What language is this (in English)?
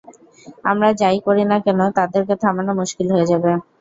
Bangla